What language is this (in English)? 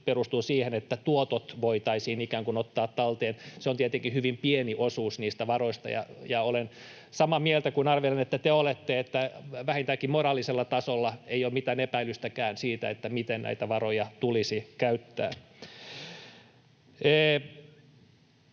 Finnish